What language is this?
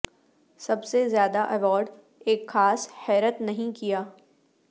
Urdu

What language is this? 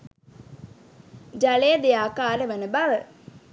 Sinhala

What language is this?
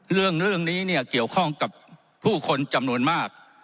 Thai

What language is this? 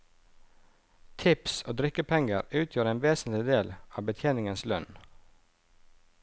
Norwegian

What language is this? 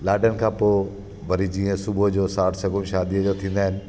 Sindhi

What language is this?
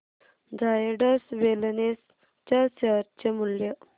Marathi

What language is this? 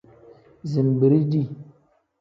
Tem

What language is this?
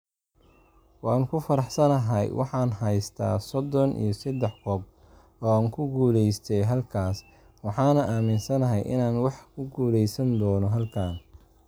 Somali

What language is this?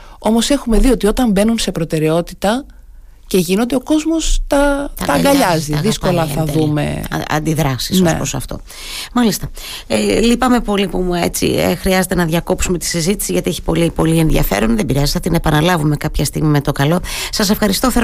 Greek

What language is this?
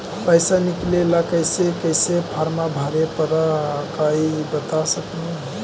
Magahi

